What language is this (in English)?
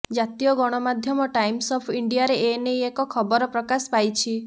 Odia